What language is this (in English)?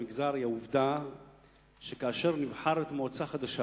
Hebrew